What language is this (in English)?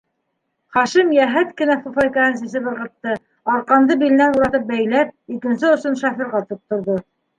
Bashkir